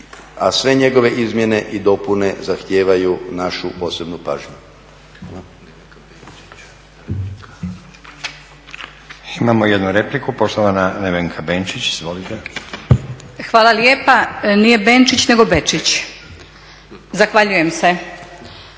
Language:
Croatian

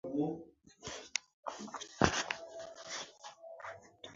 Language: Mbum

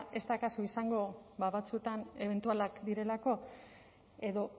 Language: Basque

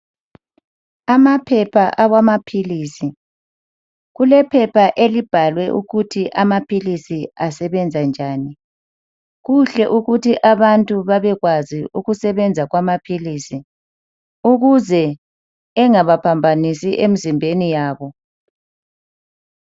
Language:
North Ndebele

